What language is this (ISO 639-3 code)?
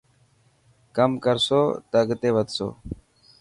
mki